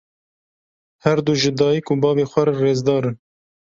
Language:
Kurdish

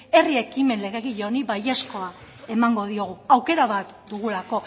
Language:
Basque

